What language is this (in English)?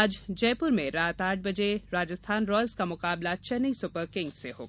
Hindi